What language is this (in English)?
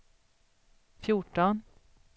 Swedish